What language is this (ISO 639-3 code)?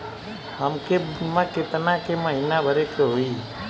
bho